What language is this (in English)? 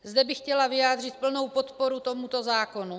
Czech